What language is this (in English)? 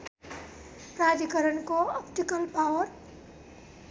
Nepali